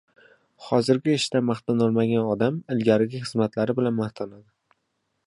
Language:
Uzbek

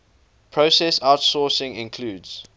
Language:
English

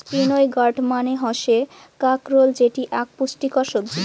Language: Bangla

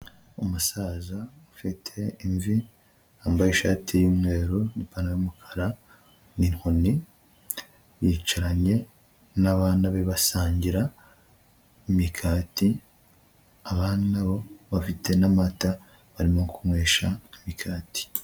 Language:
Kinyarwanda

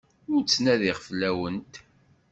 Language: Kabyle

